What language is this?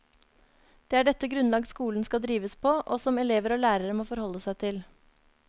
Norwegian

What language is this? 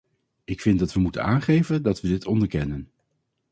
Dutch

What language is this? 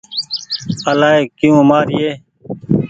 Goaria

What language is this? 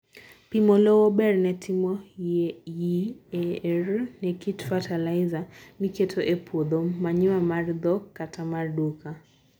Luo (Kenya and Tanzania)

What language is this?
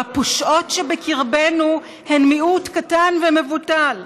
Hebrew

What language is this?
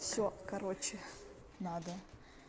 Russian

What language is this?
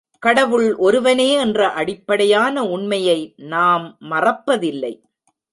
Tamil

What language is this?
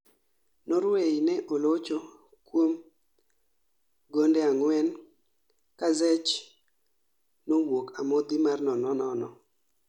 Luo (Kenya and Tanzania)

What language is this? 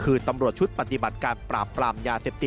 Thai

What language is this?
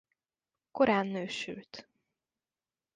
Hungarian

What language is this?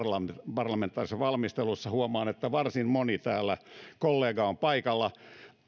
Finnish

